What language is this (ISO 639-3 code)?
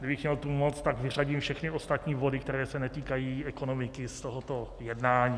ces